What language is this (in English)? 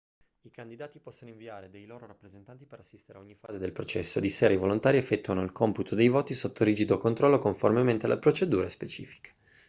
Italian